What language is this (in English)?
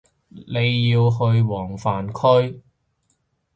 Cantonese